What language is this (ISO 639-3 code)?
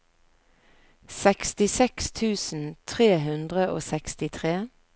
nor